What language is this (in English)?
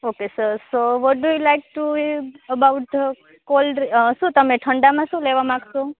Gujarati